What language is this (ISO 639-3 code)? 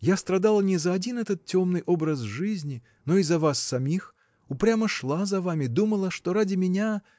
rus